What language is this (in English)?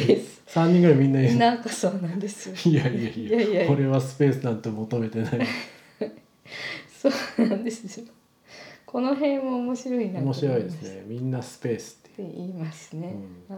Japanese